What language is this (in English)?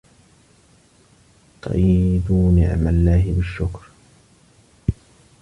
Arabic